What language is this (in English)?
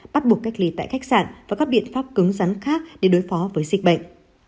Vietnamese